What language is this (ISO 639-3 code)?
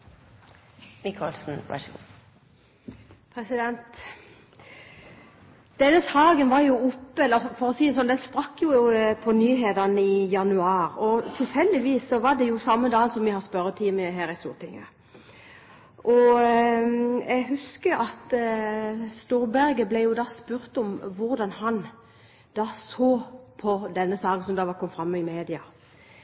nob